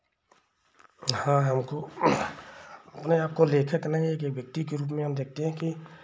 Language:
Hindi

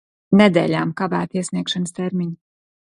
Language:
Latvian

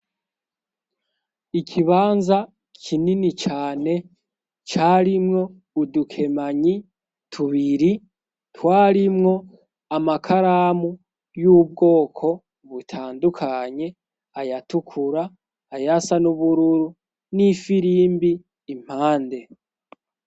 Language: Rundi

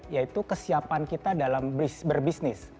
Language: Indonesian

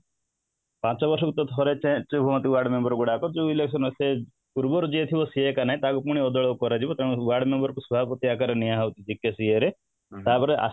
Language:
Odia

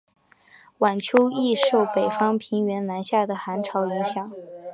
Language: Chinese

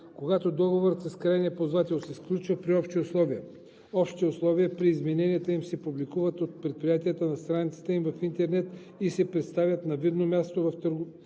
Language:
Bulgarian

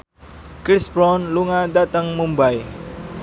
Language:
Javanese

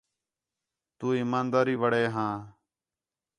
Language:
Khetrani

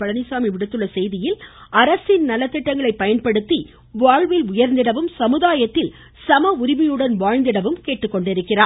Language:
Tamil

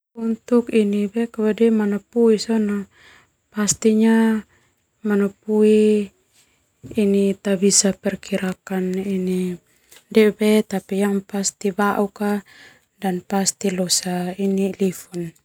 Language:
Termanu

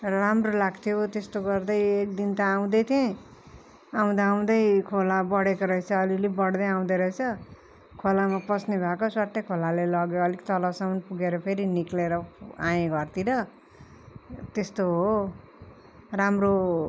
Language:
Nepali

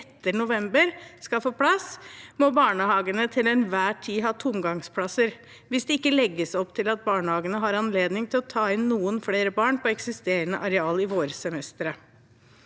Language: Norwegian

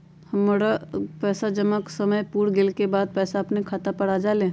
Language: Magahi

